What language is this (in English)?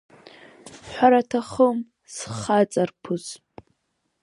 Abkhazian